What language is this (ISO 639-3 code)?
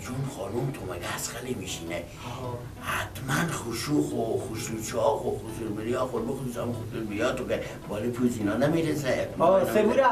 fas